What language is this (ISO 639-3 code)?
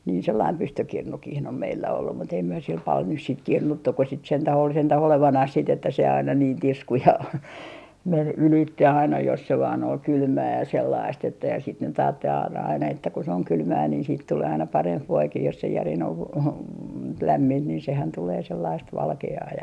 fin